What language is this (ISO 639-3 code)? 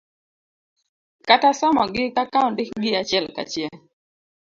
luo